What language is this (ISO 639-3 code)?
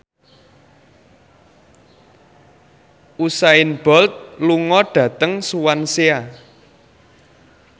jav